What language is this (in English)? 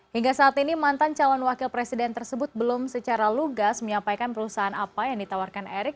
Indonesian